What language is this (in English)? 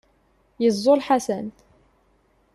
Kabyle